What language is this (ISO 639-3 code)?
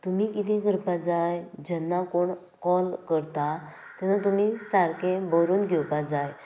kok